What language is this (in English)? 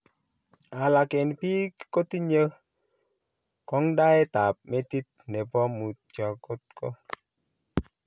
Kalenjin